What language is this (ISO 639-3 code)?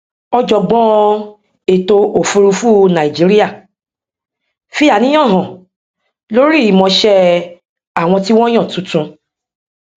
yor